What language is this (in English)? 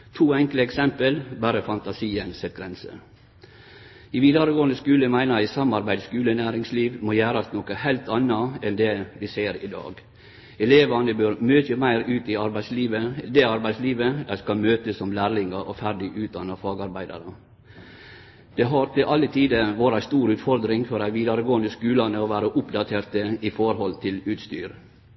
Norwegian Nynorsk